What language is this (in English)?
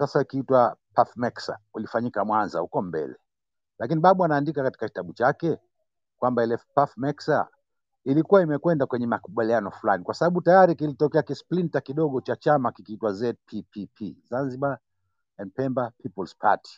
Swahili